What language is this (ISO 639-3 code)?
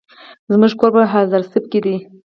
pus